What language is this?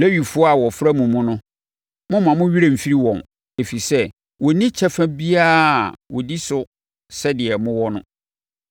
Akan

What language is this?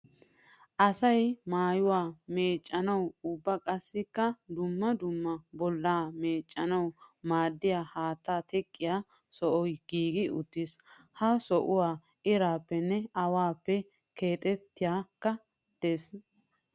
Wolaytta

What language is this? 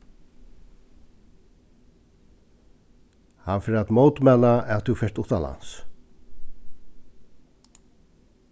Faroese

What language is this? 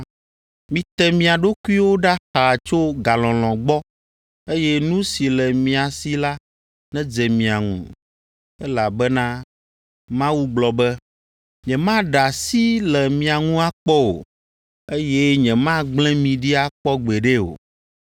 Ewe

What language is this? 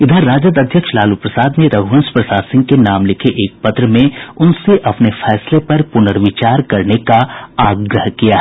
Hindi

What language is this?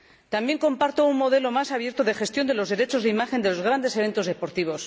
Spanish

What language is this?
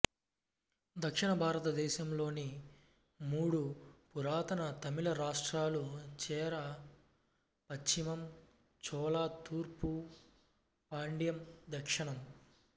Telugu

